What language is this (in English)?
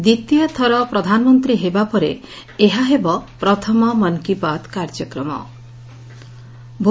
Odia